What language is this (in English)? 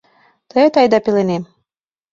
Mari